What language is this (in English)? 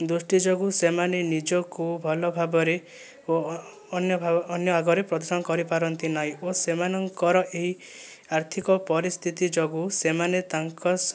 Odia